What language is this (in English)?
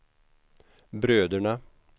Swedish